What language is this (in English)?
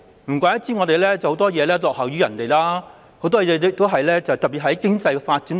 Cantonese